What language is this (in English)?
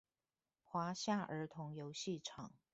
Chinese